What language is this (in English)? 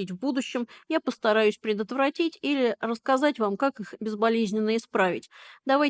Russian